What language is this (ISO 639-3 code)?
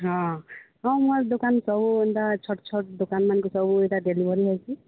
ori